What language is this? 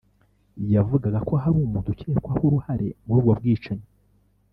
Kinyarwanda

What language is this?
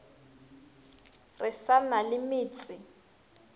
Northern Sotho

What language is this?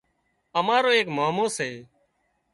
Wadiyara Koli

